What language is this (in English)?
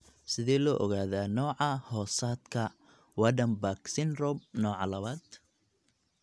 Somali